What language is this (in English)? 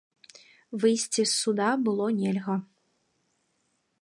Belarusian